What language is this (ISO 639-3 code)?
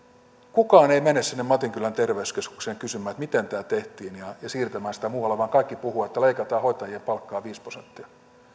fin